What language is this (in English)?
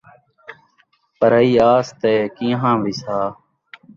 Saraiki